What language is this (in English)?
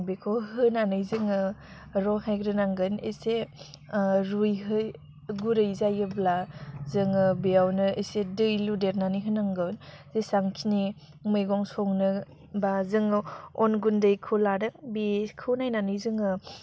Bodo